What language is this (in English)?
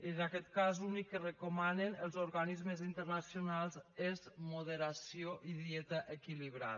Catalan